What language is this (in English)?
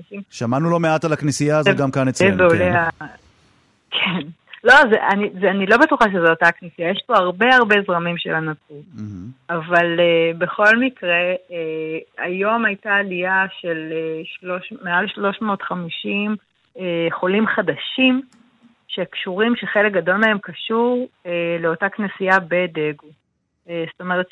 Hebrew